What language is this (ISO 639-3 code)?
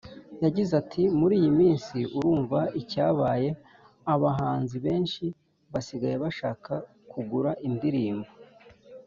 kin